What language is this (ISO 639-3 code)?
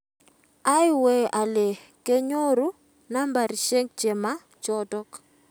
kln